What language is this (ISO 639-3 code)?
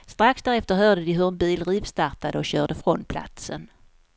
swe